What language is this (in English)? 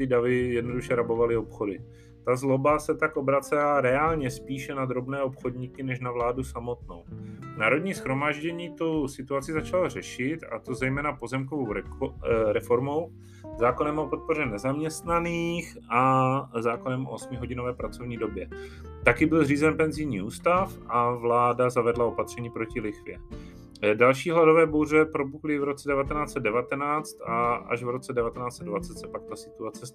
Czech